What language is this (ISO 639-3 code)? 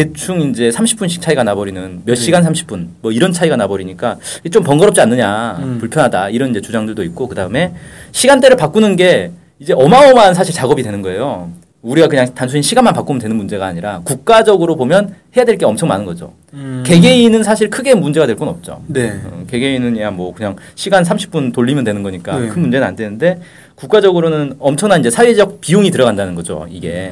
kor